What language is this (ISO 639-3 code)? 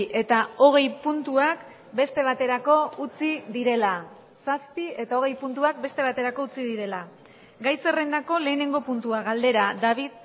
eus